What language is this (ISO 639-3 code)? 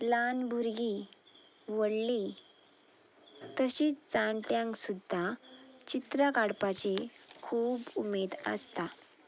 kok